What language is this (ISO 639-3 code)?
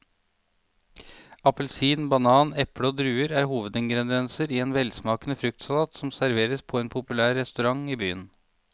nor